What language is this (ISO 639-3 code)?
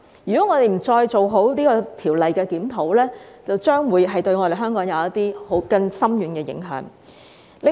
yue